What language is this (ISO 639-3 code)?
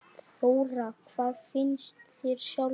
isl